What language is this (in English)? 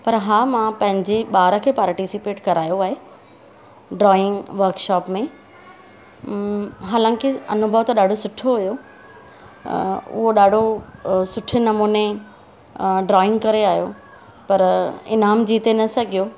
Sindhi